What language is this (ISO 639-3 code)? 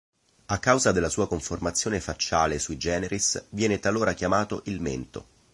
ita